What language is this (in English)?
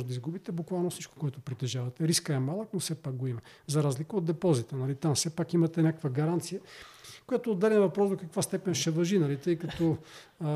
Bulgarian